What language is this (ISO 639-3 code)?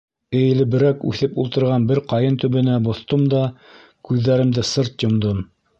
bak